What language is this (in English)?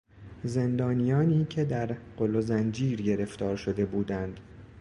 Persian